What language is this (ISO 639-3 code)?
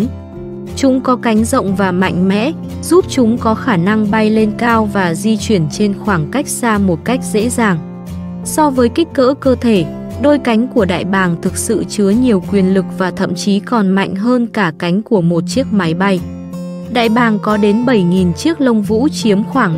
vie